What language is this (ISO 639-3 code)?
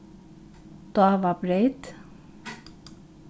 fao